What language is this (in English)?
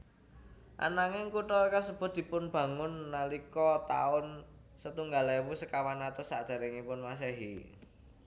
Javanese